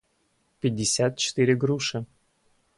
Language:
Russian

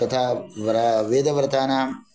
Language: Sanskrit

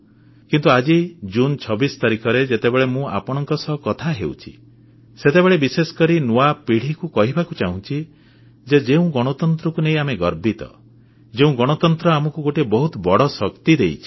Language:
Odia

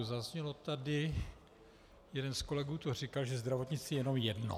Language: Czech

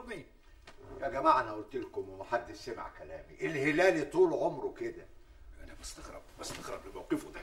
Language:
Arabic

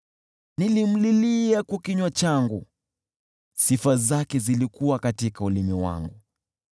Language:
Swahili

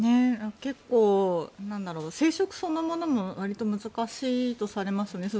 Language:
Japanese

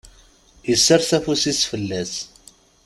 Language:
Kabyle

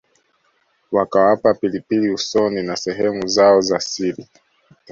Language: Swahili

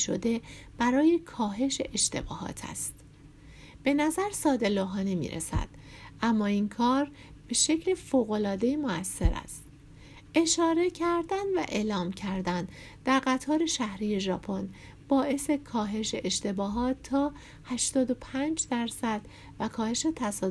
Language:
Persian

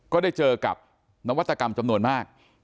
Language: Thai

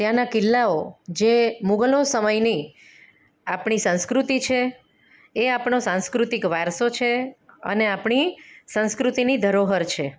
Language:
Gujarati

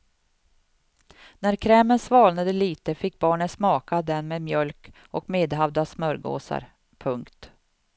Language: Swedish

